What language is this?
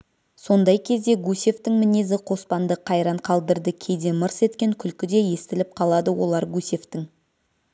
Kazakh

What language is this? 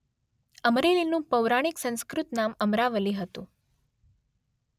Gujarati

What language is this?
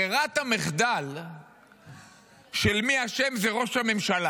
Hebrew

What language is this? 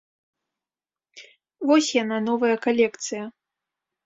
Belarusian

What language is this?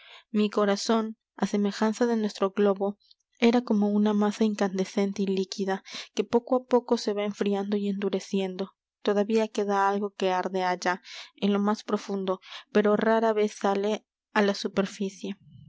Spanish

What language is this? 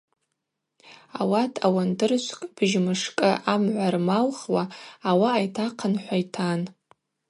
Abaza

